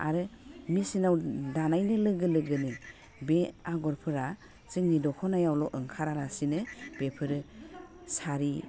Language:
Bodo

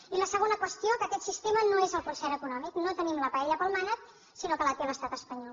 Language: Catalan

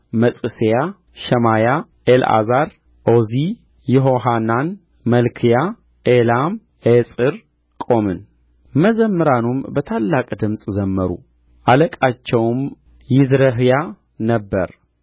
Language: Amharic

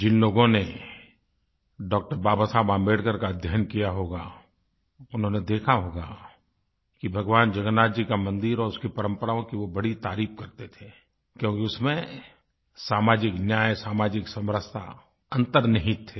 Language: Hindi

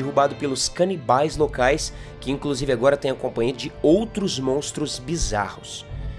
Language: Portuguese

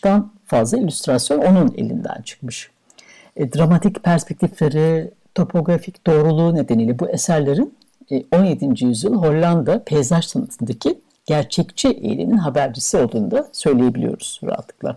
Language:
Turkish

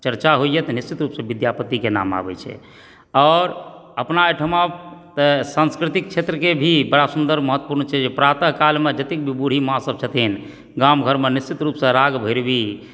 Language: Maithili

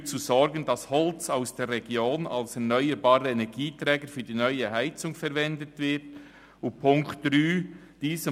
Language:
Swiss German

